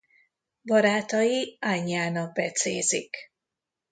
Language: Hungarian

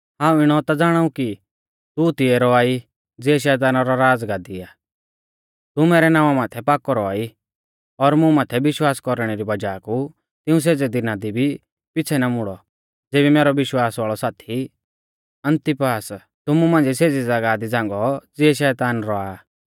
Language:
Mahasu Pahari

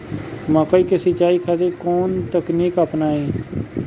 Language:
Bhojpuri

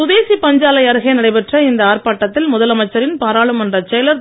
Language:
Tamil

